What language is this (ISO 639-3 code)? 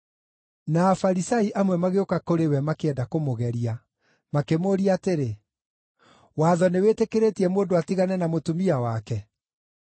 kik